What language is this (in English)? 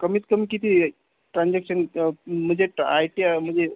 Marathi